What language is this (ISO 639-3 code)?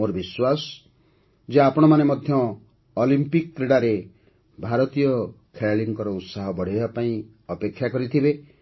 ori